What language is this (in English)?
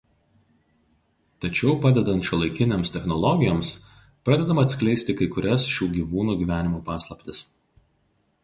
Lithuanian